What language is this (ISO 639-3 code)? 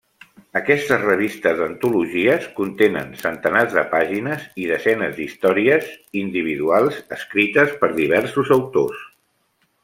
cat